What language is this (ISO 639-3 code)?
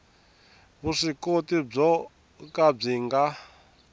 tso